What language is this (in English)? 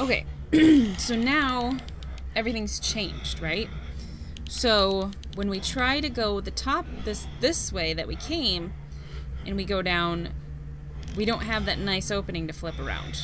English